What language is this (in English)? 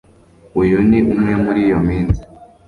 Kinyarwanda